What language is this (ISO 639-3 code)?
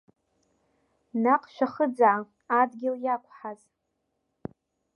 abk